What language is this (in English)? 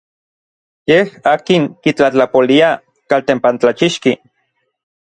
Orizaba Nahuatl